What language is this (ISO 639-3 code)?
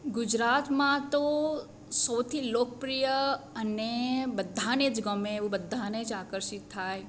guj